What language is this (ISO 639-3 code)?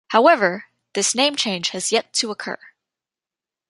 eng